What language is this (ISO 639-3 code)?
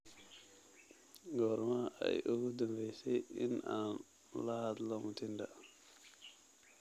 som